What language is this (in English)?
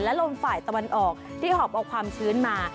Thai